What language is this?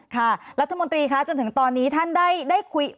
Thai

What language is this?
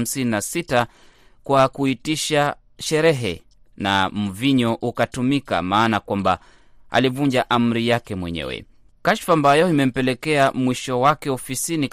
Swahili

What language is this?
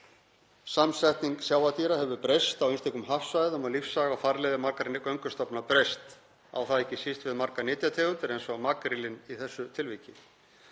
Icelandic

